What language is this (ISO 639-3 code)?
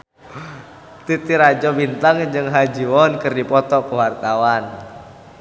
sun